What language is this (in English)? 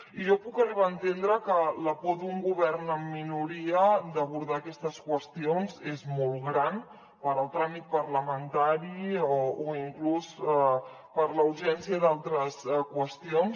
Catalan